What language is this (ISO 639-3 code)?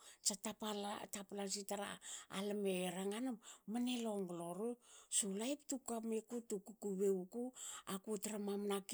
hao